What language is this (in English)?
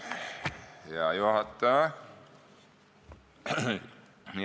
Estonian